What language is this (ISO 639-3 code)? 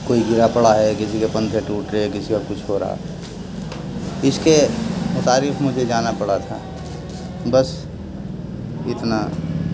urd